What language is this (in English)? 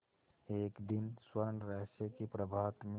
Hindi